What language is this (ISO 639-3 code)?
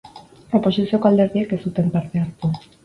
eus